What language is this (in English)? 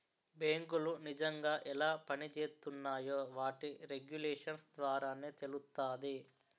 Telugu